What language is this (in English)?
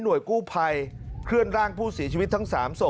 Thai